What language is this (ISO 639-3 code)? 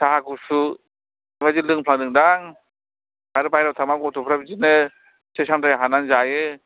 brx